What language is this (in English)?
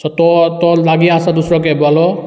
Konkani